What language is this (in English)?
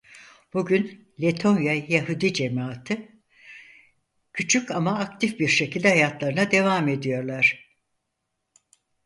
Turkish